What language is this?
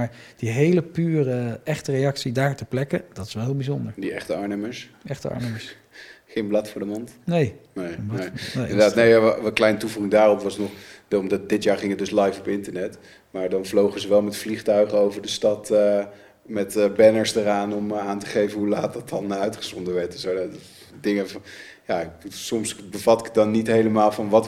Dutch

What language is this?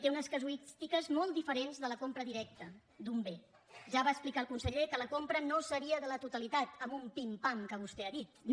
Catalan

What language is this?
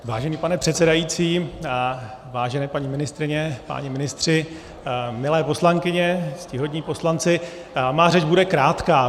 Czech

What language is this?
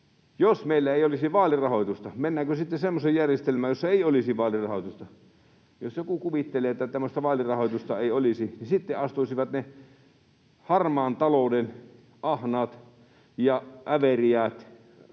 Finnish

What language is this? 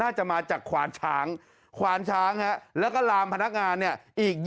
Thai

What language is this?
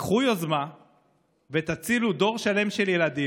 Hebrew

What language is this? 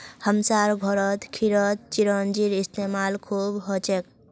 Magahi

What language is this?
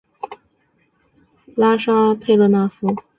Chinese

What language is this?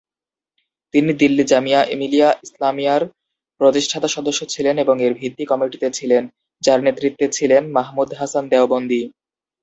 Bangla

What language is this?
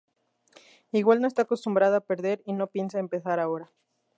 Spanish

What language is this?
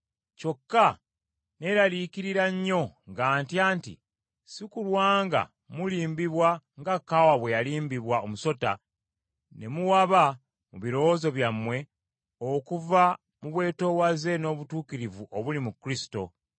Ganda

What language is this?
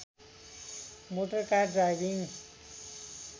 Nepali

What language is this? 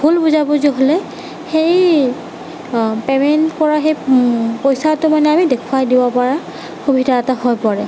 Assamese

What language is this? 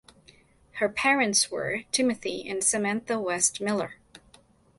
English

